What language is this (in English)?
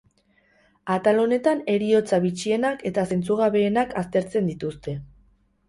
Basque